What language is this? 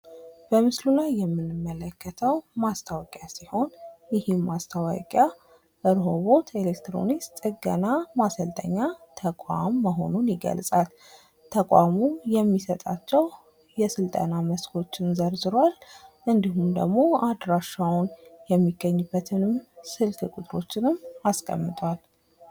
Amharic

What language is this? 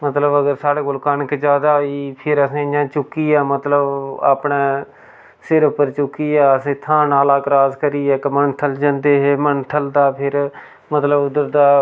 Dogri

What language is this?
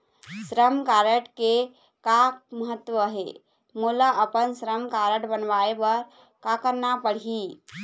Chhattisgarhi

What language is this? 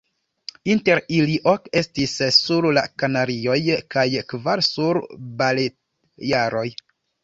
Esperanto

